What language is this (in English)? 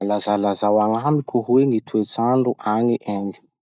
Masikoro Malagasy